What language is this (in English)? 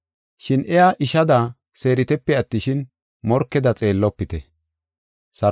Gofa